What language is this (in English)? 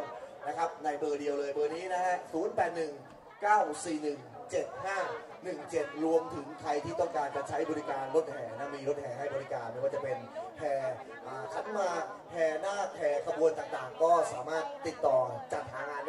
Thai